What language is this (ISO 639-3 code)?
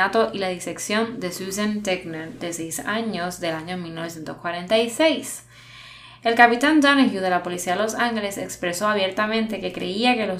spa